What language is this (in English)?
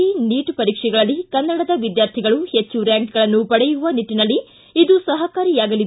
Kannada